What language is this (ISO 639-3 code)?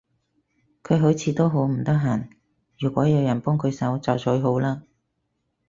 yue